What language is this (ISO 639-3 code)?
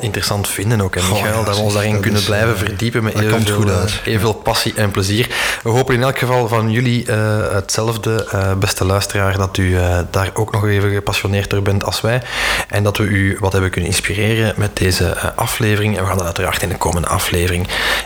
nld